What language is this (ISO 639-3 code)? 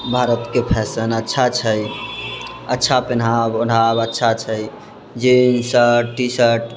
mai